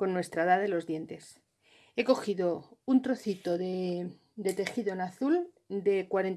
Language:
Spanish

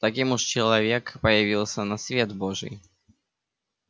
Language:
Russian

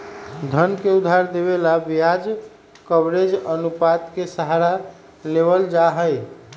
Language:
Magahi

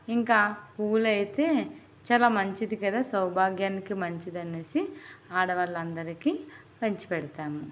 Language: Telugu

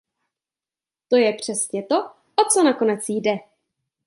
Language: Czech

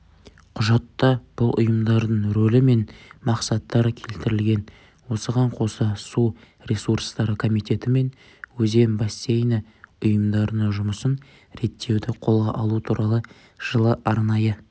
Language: Kazakh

